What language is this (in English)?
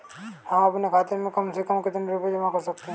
Hindi